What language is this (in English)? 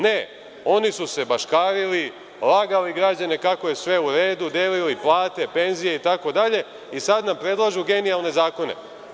Serbian